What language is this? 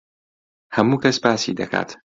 Central Kurdish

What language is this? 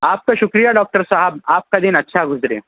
Urdu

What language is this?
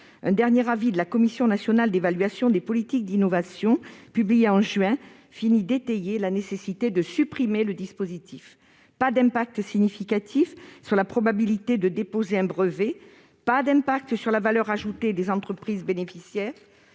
French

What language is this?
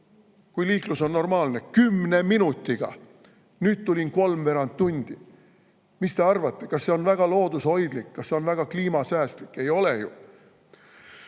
Estonian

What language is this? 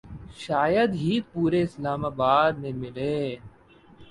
Urdu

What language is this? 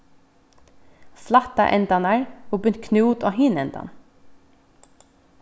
Faroese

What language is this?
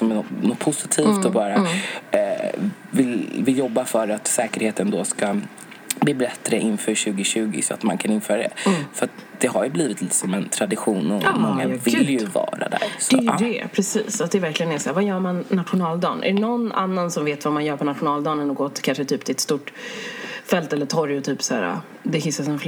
Swedish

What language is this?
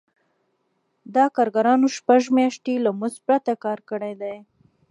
Pashto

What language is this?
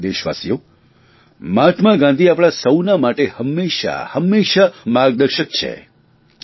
Gujarati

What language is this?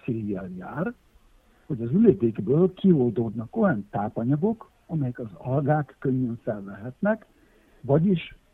Hungarian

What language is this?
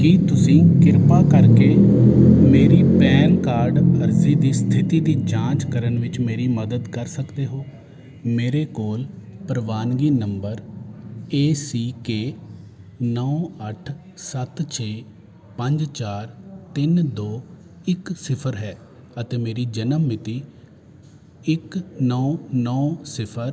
Punjabi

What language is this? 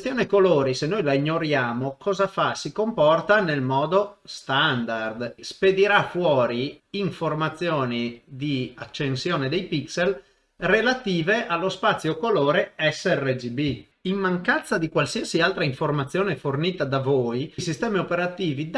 Italian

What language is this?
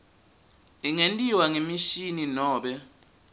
Swati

